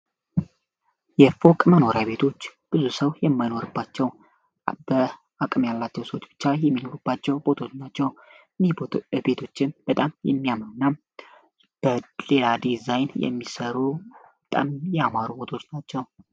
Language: Amharic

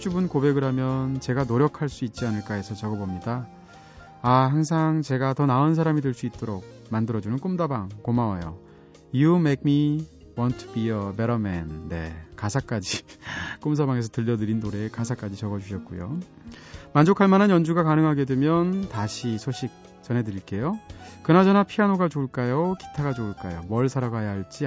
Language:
Korean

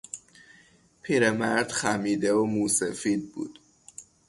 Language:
Persian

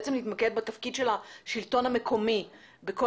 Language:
Hebrew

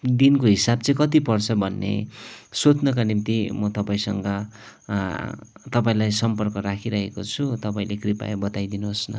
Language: Nepali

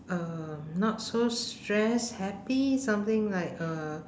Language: English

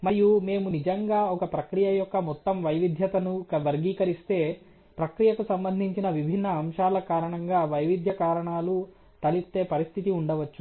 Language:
Telugu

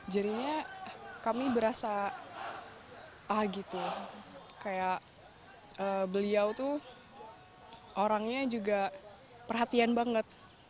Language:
Indonesian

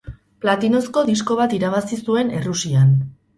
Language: Basque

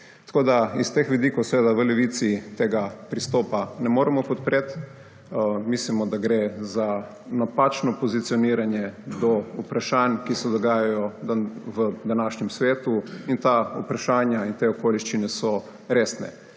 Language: Slovenian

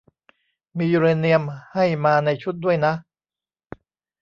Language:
Thai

